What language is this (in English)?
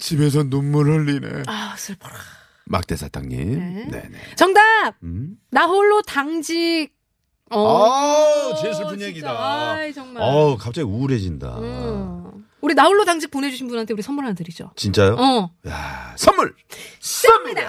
Korean